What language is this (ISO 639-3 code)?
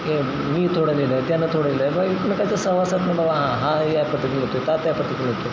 mar